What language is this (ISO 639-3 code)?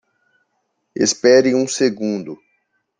por